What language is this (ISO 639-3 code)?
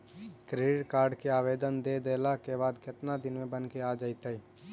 mag